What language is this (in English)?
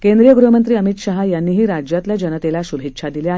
Marathi